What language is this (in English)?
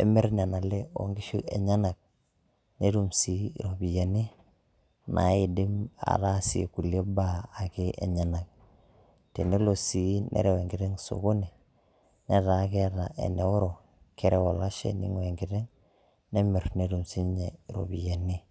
Masai